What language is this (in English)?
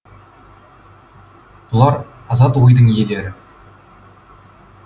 Kazakh